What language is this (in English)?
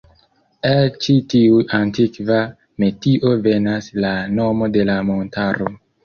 Esperanto